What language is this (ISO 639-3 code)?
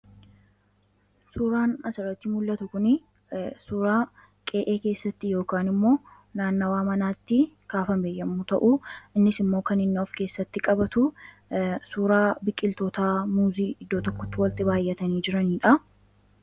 orm